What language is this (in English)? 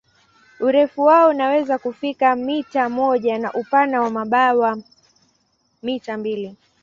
Swahili